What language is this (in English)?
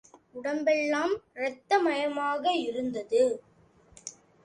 Tamil